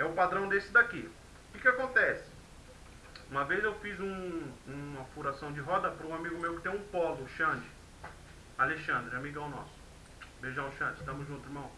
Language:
Portuguese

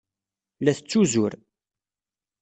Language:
Kabyle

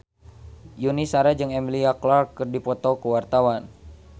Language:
Sundanese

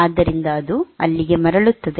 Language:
Kannada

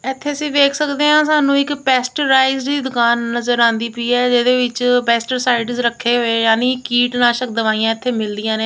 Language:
Punjabi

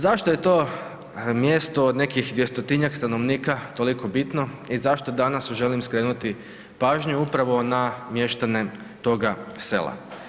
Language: Croatian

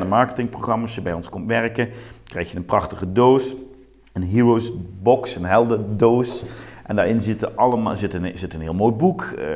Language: Dutch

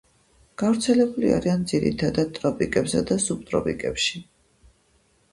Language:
Georgian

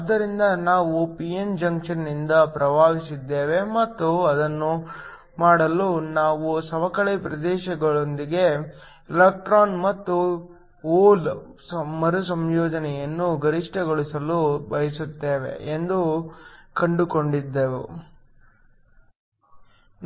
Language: Kannada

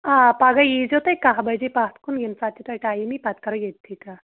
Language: Kashmiri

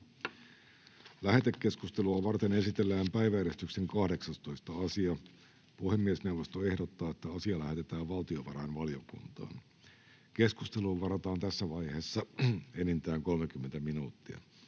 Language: Finnish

